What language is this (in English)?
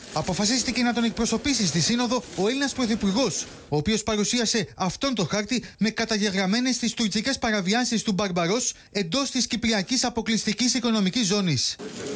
Greek